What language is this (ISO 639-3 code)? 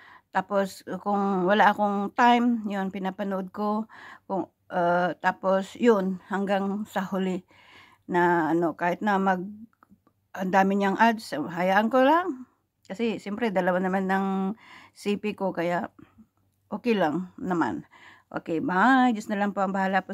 fil